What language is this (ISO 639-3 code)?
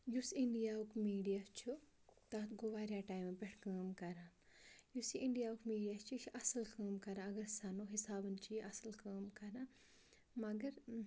kas